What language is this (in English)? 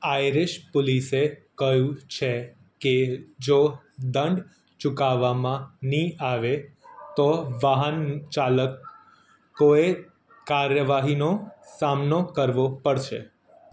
Gujarati